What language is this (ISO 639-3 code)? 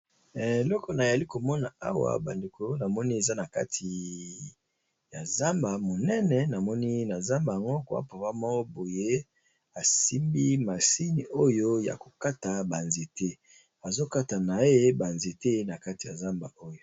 lin